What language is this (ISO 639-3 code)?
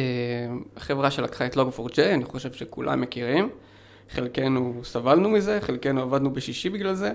heb